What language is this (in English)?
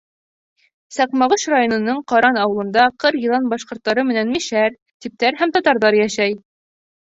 Bashkir